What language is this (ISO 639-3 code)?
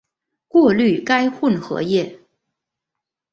zho